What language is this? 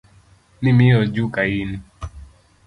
Luo (Kenya and Tanzania)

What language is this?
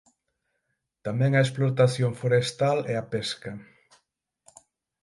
Galician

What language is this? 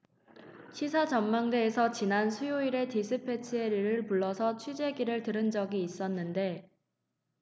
Korean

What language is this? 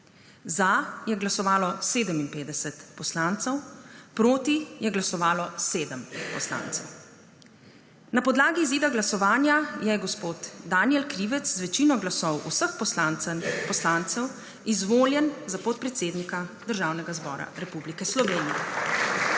Slovenian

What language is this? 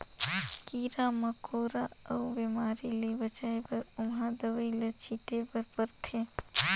Chhattisgarhi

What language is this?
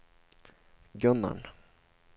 Swedish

